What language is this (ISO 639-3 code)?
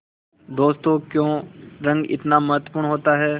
hin